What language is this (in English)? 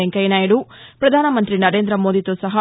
Telugu